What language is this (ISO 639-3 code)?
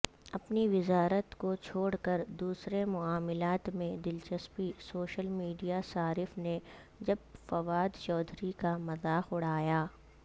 urd